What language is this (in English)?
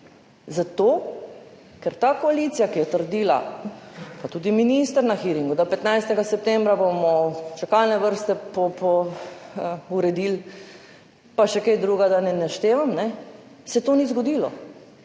Slovenian